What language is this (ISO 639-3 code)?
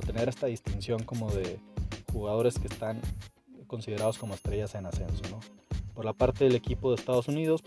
spa